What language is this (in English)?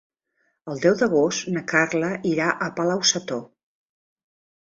Catalan